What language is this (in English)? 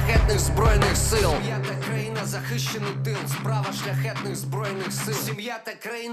Ukrainian